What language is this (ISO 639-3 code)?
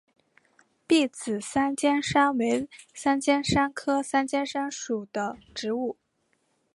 zho